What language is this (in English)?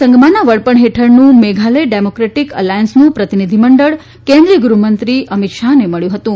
Gujarati